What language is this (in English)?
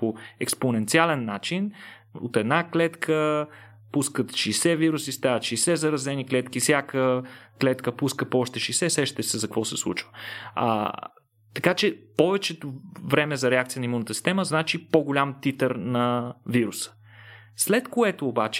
Bulgarian